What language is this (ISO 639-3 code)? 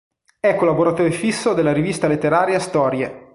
ita